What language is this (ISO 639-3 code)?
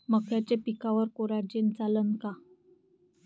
mar